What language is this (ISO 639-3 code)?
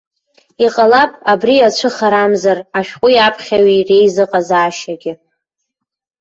abk